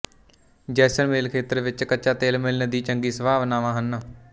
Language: Punjabi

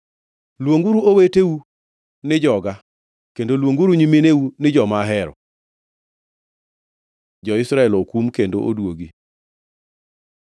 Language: Luo (Kenya and Tanzania)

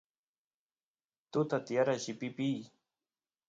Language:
Santiago del Estero Quichua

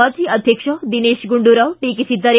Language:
Kannada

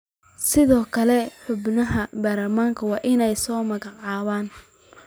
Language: Somali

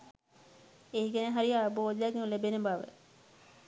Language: Sinhala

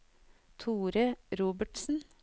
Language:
Norwegian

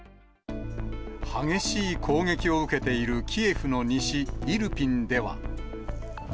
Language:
Japanese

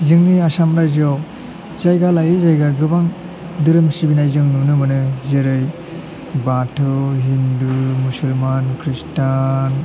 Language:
Bodo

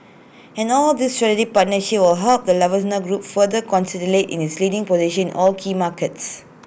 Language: English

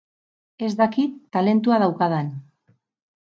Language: Basque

